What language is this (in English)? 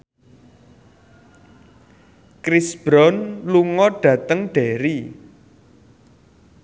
Javanese